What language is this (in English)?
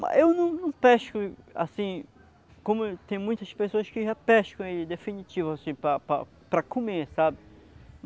Portuguese